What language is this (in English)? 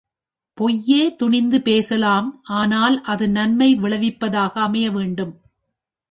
Tamil